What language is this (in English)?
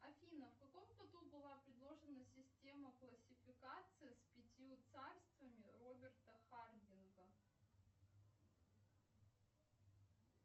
Russian